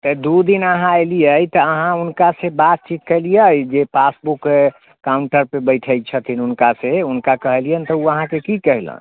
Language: Maithili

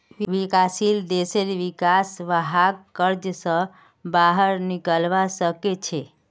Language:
Magahi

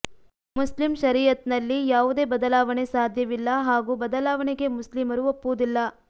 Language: Kannada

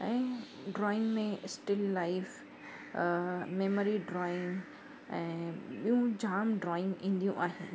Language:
Sindhi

